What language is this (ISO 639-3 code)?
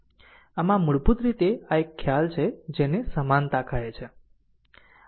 guj